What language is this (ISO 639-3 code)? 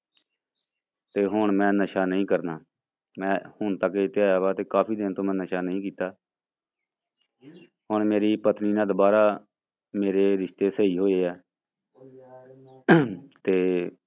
pan